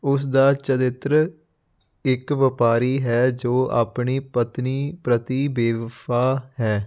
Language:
Punjabi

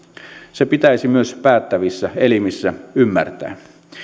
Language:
Finnish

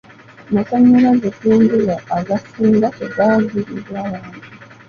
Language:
Ganda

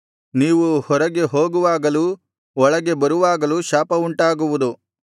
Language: Kannada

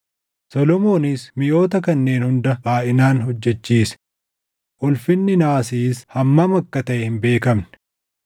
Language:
Oromo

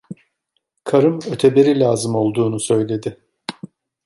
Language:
Turkish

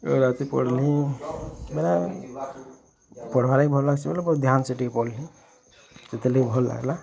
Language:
Odia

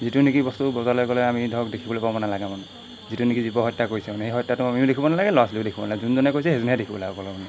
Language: Assamese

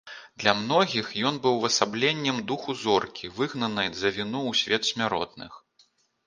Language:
Belarusian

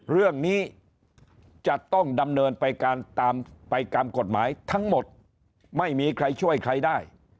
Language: Thai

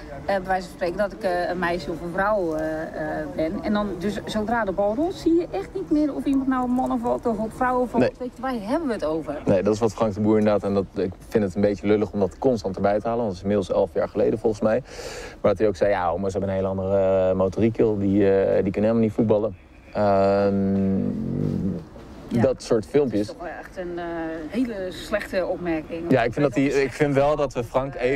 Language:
Dutch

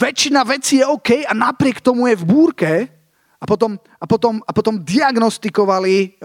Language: Slovak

